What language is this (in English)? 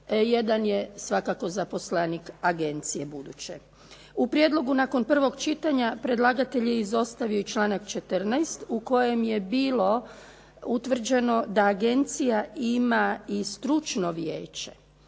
Croatian